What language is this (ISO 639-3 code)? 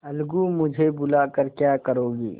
hin